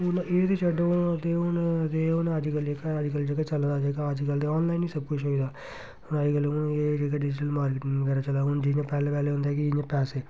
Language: Dogri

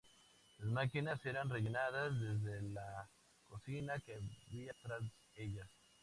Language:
Spanish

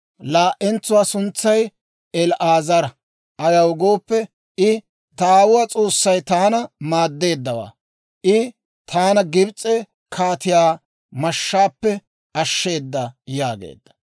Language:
Dawro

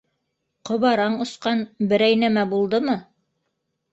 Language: Bashkir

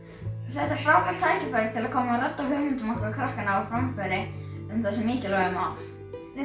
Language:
Icelandic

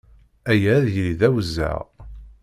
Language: Kabyle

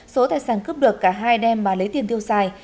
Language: Vietnamese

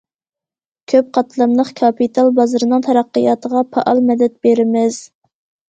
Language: Uyghur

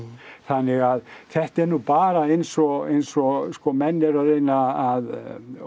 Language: Icelandic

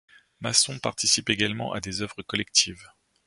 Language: French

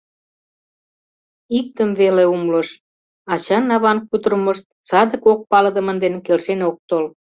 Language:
Mari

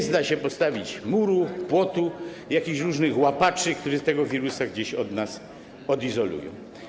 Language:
Polish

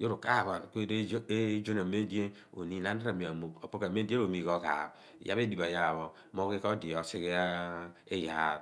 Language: Abua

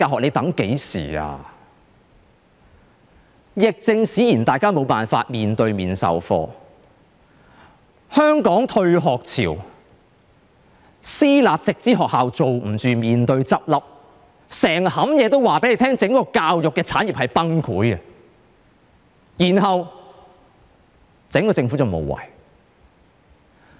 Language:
Cantonese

